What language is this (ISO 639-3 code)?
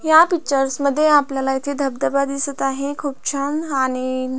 mar